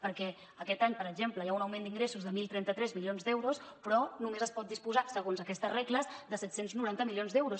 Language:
Catalan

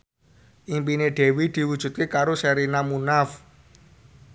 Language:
Javanese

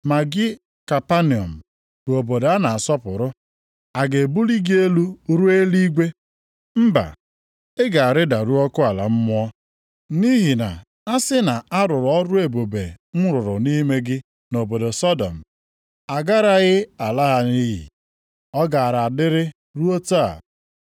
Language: Igbo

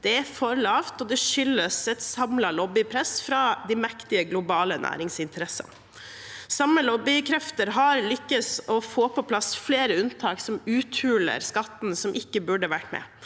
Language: Norwegian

